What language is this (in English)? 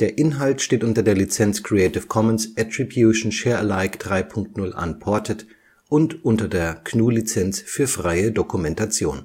German